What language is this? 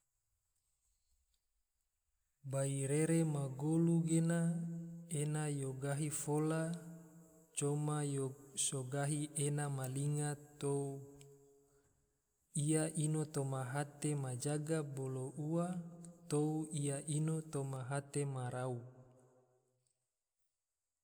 Tidore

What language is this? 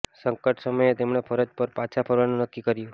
Gujarati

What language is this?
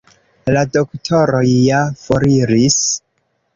Esperanto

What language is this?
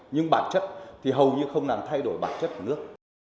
Vietnamese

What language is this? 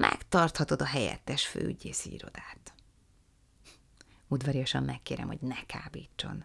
Hungarian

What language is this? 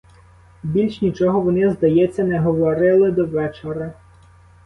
Ukrainian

